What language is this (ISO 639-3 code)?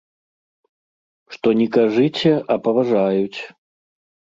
bel